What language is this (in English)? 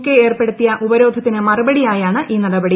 Malayalam